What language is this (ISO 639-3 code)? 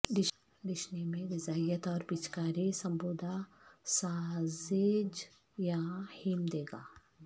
urd